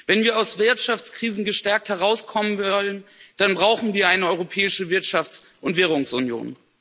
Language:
German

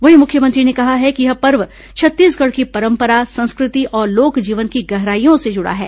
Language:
Hindi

